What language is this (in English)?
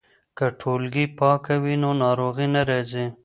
Pashto